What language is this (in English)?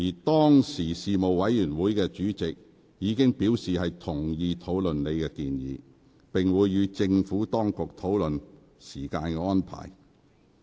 Cantonese